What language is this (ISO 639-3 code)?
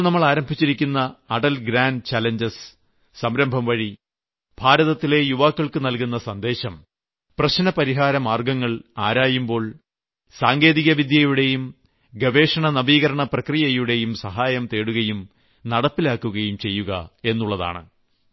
mal